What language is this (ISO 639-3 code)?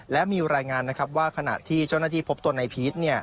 tha